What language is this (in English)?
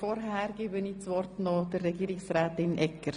Swiss German